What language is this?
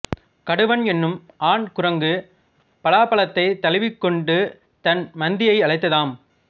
Tamil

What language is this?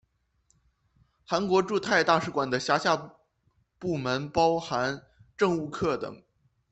Chinese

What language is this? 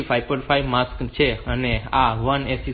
Gujarati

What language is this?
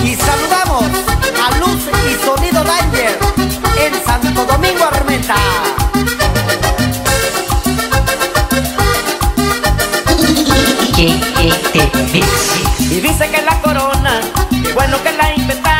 Spanish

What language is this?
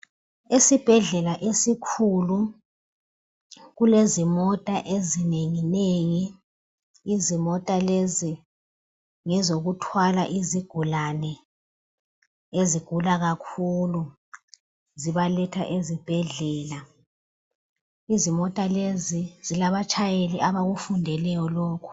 North Ndebele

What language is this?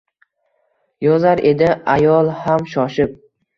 Uzbek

